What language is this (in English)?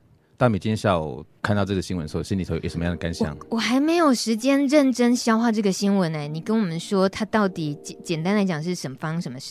Chinese